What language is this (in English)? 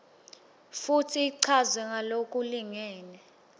Swati